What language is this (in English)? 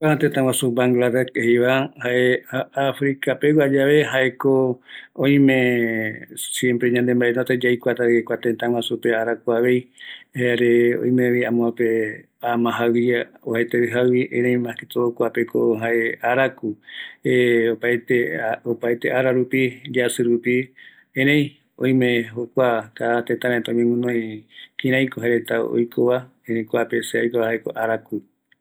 Eastern Bolivian Guaraní